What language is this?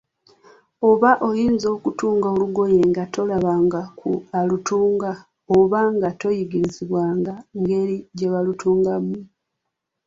Ganda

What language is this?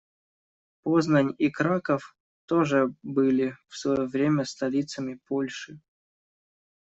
Russian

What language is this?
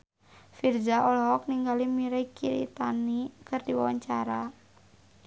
Sundanese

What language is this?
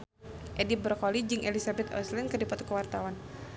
Sundanese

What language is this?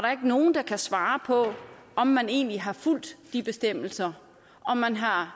Danish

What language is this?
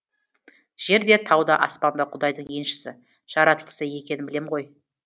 Kazakh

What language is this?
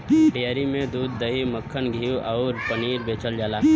Bhojpuri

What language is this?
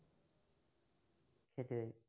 Assamese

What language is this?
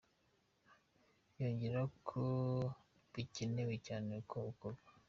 Kinyarwanda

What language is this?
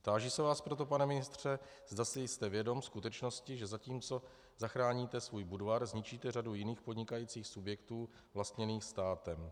Czech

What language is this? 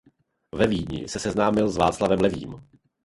Czech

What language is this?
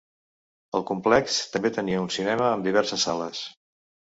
Catalan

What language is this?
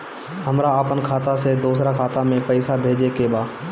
Bhojpuri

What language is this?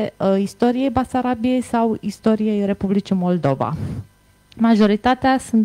Romanian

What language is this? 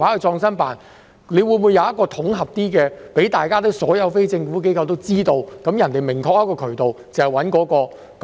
Cantonese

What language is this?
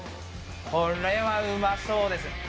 Japanese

